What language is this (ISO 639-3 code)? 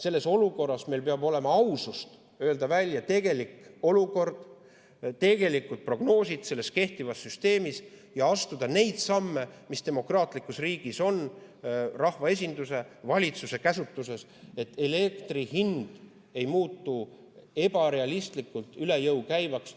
est